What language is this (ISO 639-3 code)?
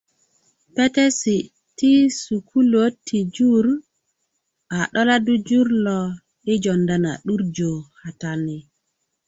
ukv